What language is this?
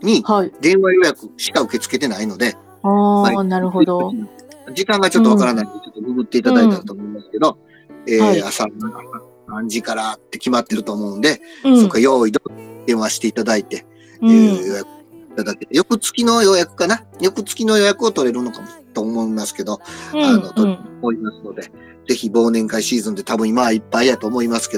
Japanese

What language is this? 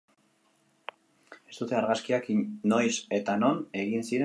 Basque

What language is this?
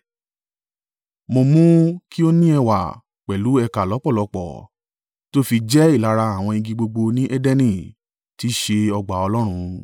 Yoruba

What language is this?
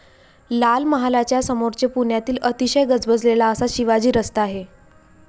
Marathi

